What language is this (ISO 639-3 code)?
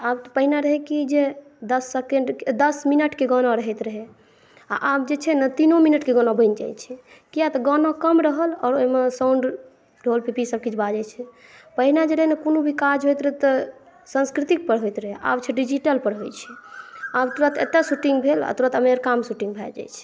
mai